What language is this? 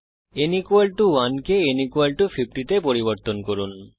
Bangla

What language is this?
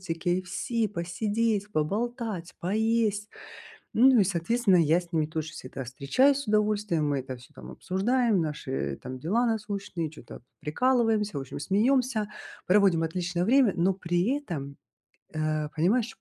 Russian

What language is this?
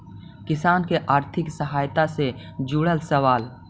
Magahi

